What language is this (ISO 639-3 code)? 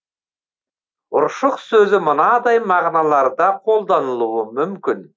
kaz